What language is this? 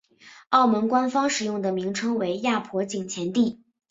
Chinese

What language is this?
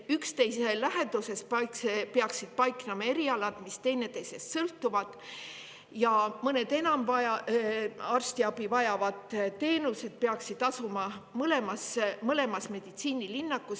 Estonian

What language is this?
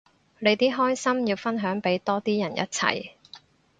Cantonese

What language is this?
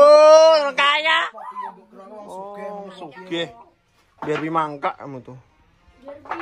Indonesian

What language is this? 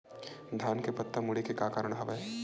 Chhattisgarhi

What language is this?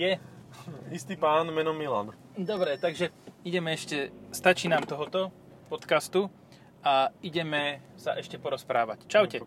Slovak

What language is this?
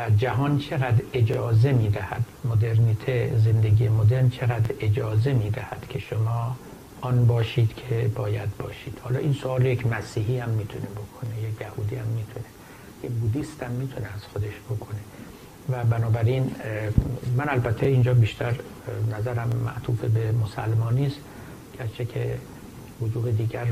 Persian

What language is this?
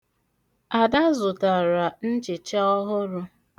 Igbo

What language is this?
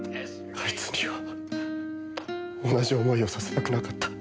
Japanese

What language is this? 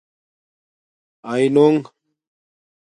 Domaaki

